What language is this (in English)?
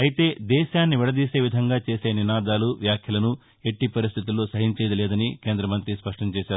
Telugu